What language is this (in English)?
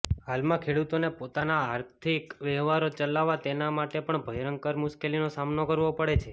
Gujarati